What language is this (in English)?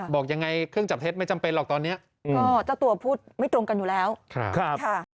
Thai